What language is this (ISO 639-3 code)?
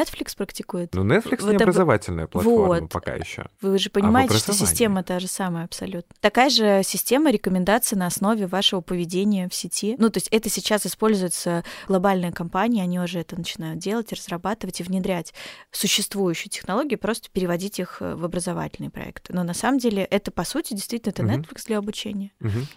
rus